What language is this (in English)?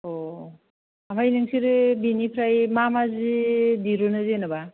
Bodo